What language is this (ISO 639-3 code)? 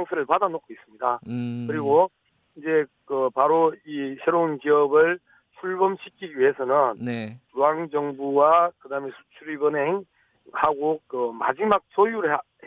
kor